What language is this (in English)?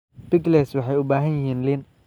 Somali